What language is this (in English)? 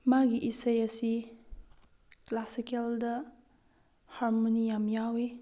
Manipuri